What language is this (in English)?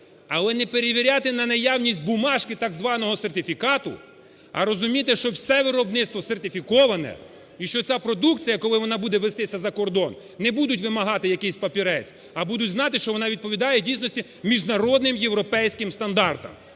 Ukrainian